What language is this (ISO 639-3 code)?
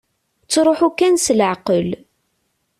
kab